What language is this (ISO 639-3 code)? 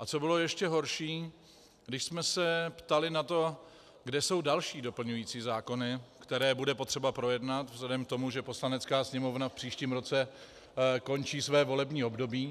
ces